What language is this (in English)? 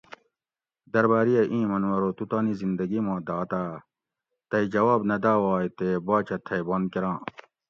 Gawri